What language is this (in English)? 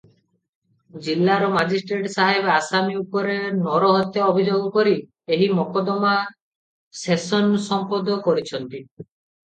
Odia